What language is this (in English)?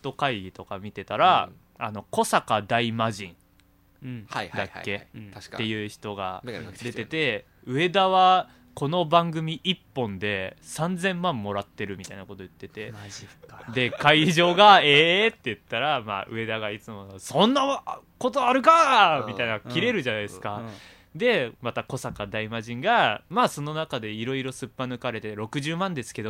Japanese